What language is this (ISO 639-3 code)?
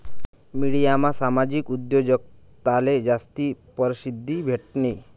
mar